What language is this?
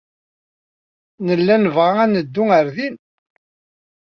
Kabyle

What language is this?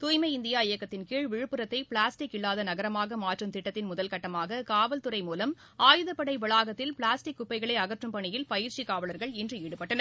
Tamil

